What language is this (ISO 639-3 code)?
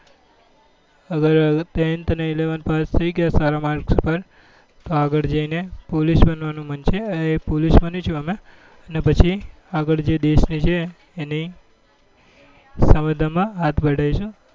guj